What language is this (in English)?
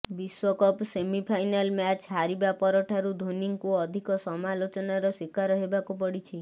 Odia